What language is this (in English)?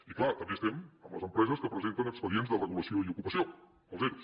Catalan